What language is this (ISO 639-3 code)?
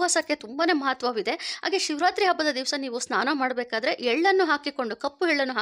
ara